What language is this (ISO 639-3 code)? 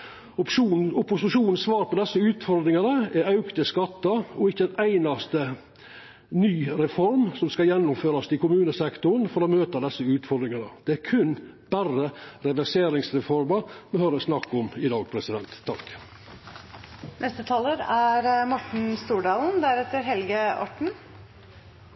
nor